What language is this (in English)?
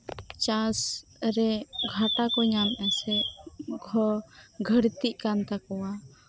Santali